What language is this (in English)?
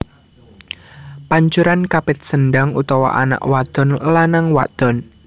Javanese